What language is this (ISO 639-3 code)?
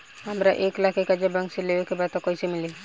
bho